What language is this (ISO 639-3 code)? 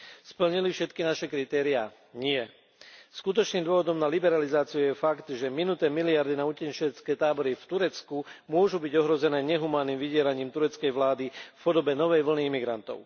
slk